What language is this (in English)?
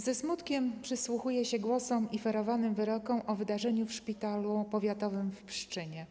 Polish